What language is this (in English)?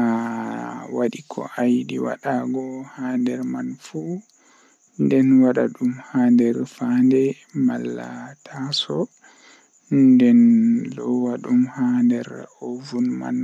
Fula